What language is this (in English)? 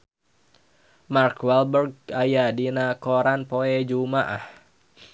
Sundanese